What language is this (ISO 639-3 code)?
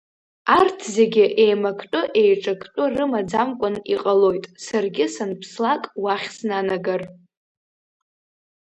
abk